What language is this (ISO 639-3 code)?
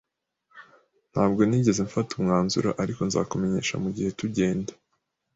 kin